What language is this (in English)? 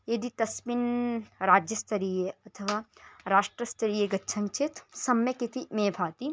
Sanskrit